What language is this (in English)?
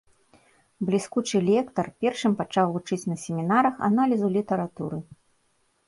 Belarusian